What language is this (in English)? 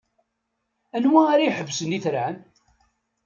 Kabyle